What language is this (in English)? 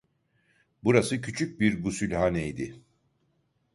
Turkish